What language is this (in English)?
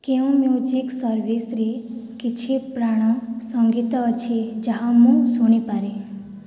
Odia